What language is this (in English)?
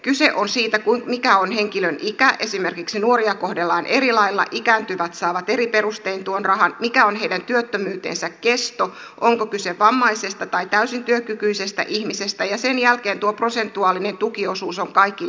Finnish